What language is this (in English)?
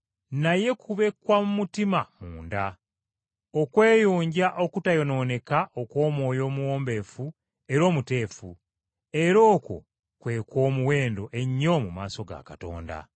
Ganda